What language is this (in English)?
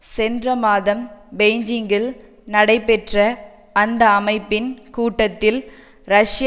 Tamil